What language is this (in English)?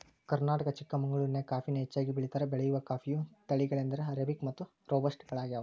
Kannada